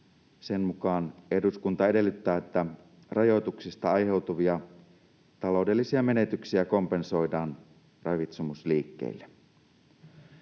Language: Finnish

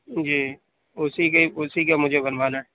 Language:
Urdu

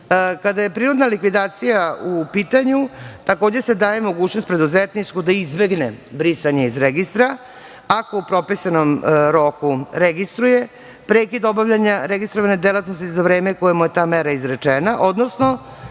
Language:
Serbian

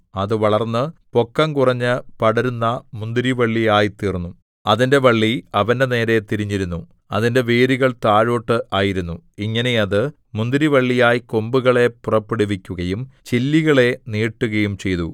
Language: Malayalam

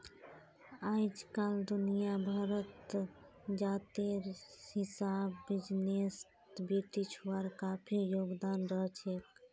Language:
Magahi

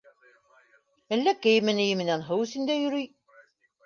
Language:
Bashkir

